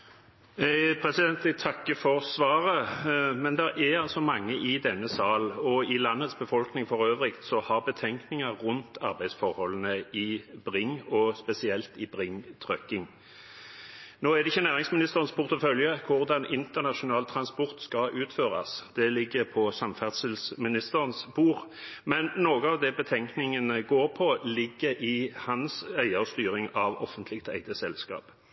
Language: Norwegian Bokmål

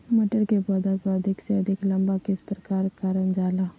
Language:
Magahi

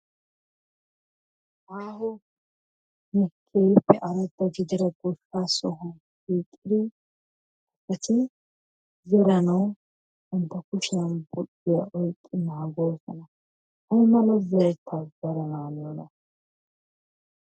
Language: Wolaytta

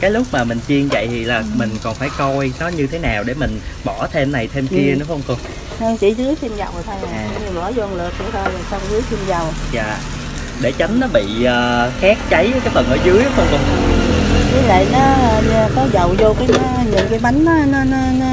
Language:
Vietnamese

